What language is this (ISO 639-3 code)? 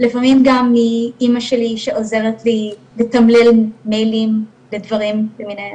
heb